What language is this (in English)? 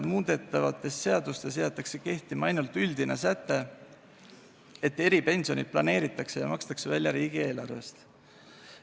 Estonian